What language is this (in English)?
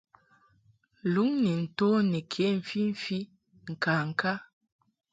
Mungaka